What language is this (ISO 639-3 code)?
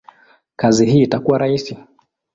swa